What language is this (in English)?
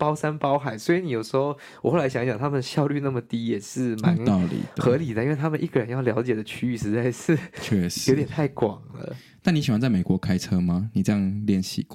Chinese